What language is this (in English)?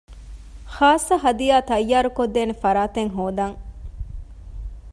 Divehi